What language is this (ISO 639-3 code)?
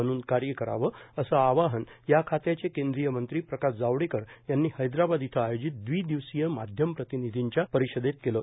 mar